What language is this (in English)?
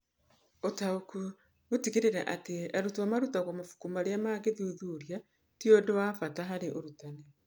Kikuyu